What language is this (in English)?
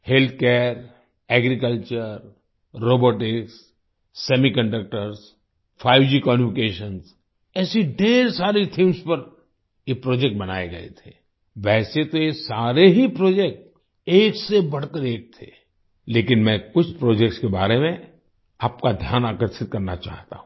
Hindi